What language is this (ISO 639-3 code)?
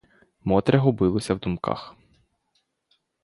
ukr